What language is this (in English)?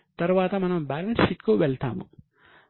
Telugu